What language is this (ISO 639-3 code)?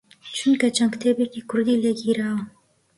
ckb